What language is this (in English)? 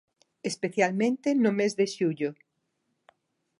Galician